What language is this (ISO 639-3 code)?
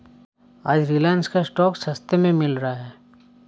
hin